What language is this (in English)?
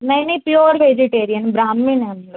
Hindi